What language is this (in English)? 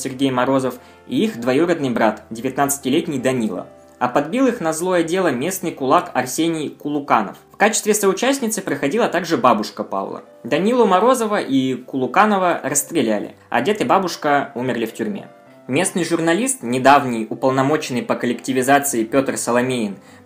Russian